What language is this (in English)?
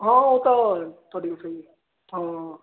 Punjabi